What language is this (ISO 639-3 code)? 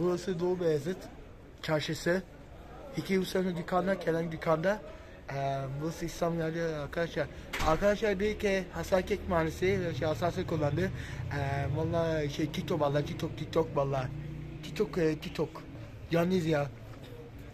tur